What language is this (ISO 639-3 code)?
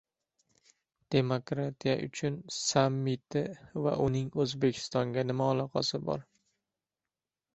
uzb